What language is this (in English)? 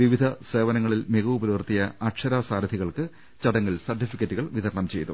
Malayalam